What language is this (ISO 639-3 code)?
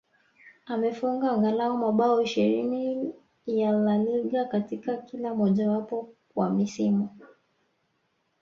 swa